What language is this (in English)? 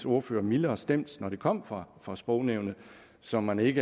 Danish